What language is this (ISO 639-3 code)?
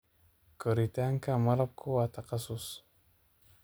som